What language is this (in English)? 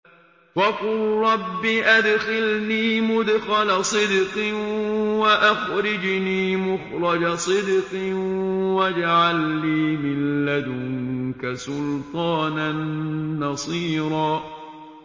Arabic